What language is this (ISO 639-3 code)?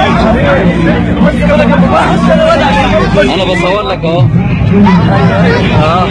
ita